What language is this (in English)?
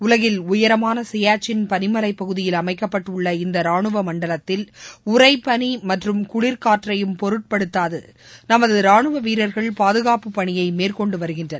Tamil